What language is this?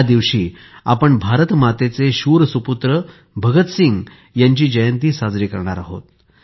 Marathi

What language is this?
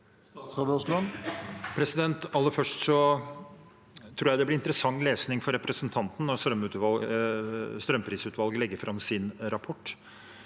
Norwegian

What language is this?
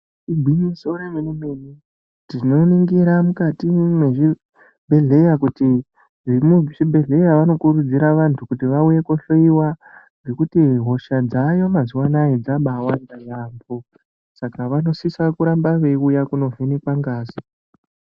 Ndau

